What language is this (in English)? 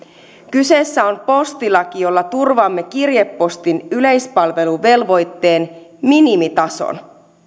Finnish